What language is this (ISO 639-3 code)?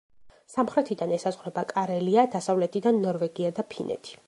kat